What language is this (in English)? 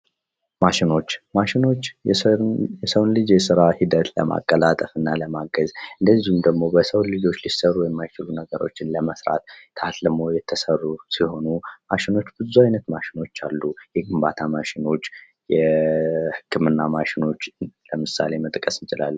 Amharic